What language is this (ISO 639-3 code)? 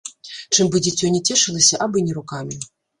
bel